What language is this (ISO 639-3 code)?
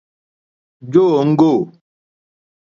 bri